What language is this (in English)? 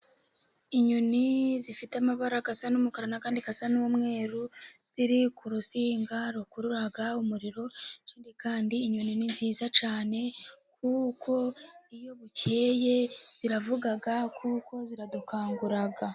Kinyarwanda